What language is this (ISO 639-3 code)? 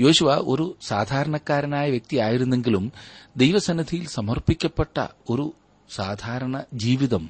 mal